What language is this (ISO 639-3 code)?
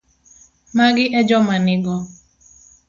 luo